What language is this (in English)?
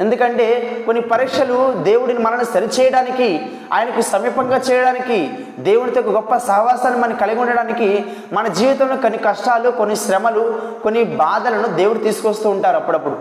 Telugu